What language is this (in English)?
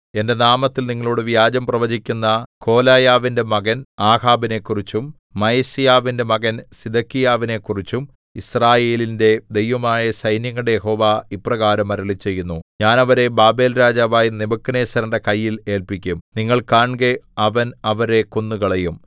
Malayalam